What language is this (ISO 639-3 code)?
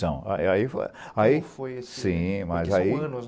por